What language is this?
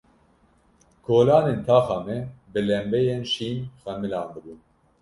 Kurdish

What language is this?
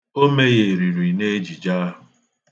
Igbo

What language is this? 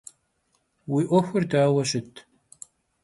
Kabardian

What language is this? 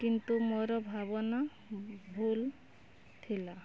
Odia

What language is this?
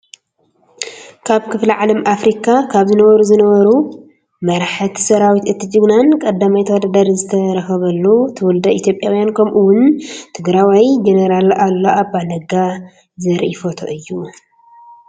Tigrinya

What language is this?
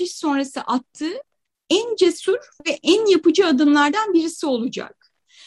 Turkish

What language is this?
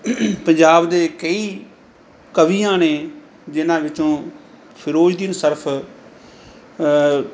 Punjabi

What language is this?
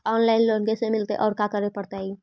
Magahi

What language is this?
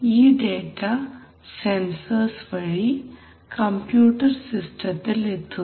Malayalam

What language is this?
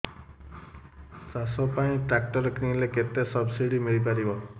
Odia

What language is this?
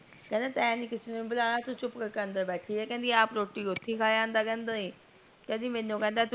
Punjabi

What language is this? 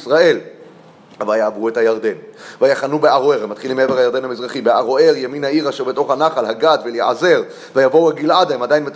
Hebrew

